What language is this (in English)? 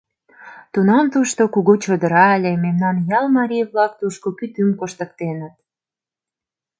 Mari